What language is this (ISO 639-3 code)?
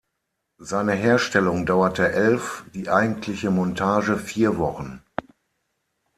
deu